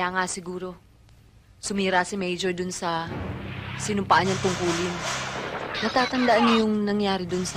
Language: Filipino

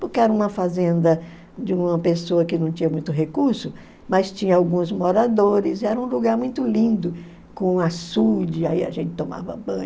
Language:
Portuguese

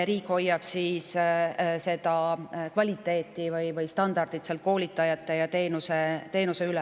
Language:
Estonian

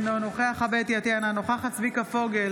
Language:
Hebrew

